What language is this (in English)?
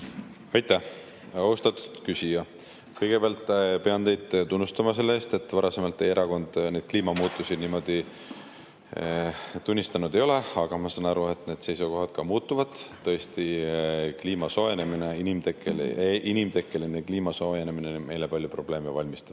Estonian